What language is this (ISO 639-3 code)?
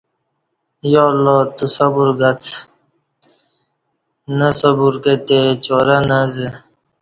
bsh